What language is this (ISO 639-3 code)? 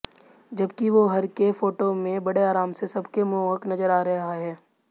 hin